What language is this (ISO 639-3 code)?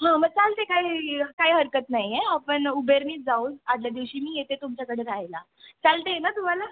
mar